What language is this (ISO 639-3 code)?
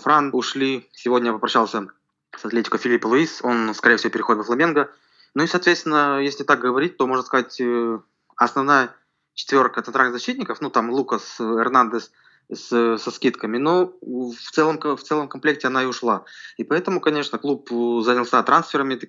rus